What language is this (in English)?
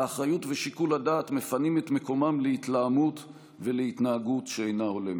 Hebrew